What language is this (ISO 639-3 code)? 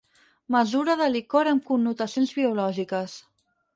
cat